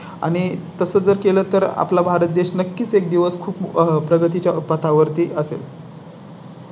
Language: Marathi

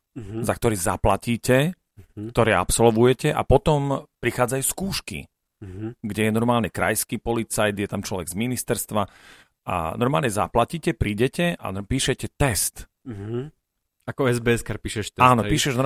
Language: Slovak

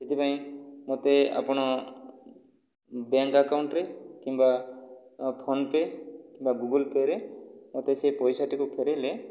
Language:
Odia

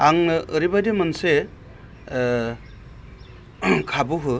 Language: Bodo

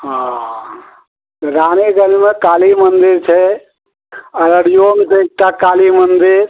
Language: Maithili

